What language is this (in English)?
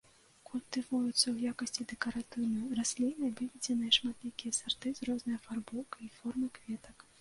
Belarusian